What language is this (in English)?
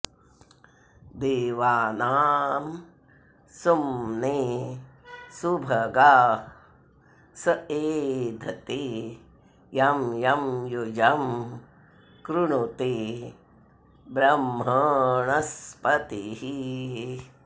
Sanskrit